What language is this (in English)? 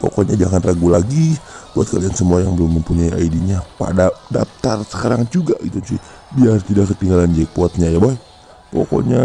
Indonesian